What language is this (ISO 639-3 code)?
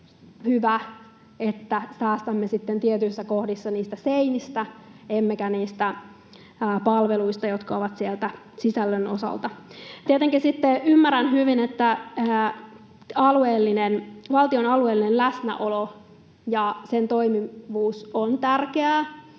fin